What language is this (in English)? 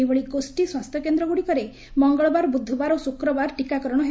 Odia